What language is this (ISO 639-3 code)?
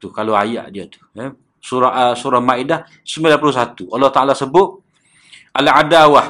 msa